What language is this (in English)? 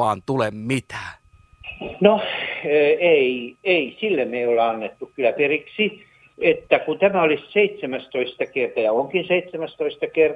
Finnish